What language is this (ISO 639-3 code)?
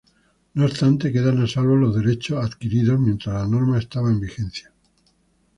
spa